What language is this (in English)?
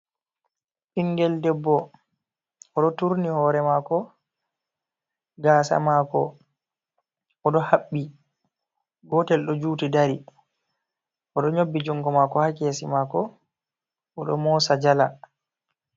Fula